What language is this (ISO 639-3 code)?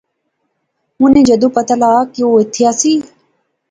phr